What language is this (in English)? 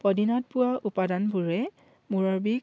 Assamese